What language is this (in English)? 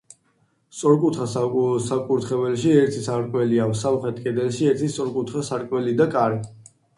Georgian